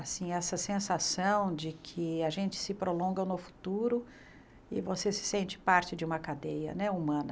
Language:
Portuguese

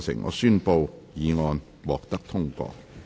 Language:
Cantonese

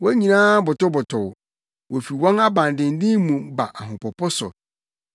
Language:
Akan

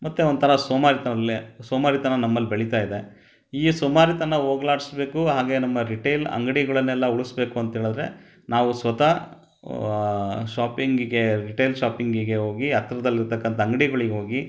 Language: Kannada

